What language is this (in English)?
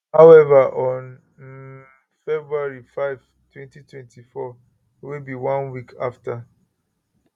Nigerian Pidgin